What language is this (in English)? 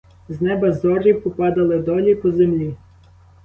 Ukrainian